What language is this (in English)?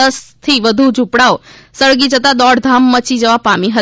Gujarati